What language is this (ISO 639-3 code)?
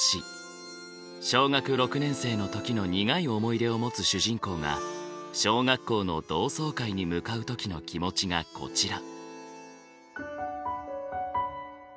jpn